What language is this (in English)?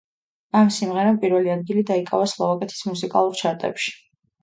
Georgian